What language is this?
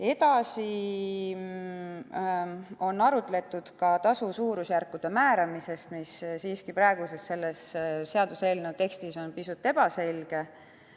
Estonian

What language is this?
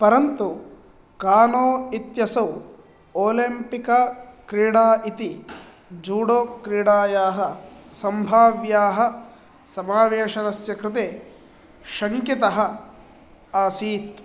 Sanskrit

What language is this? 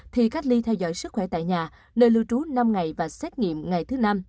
Vietnamese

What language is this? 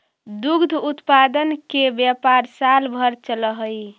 Magahi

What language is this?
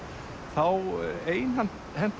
Icelandic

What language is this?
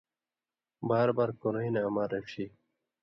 Indus Kohistani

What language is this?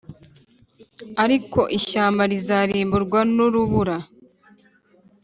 Kinyarwanda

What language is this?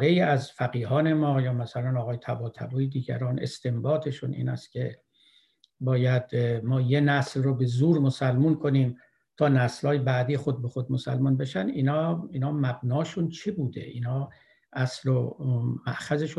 Persian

